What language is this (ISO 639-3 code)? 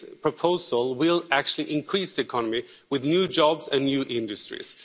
eng